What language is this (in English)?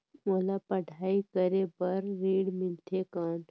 Chhattisgarhi